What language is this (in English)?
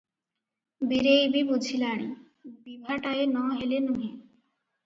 Odia